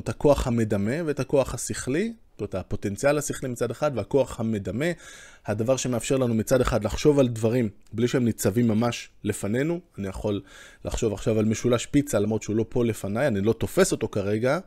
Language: Hebrew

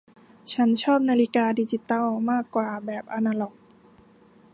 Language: Thai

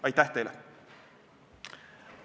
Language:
Estonian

